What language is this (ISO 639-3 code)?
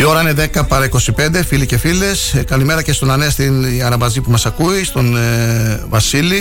ell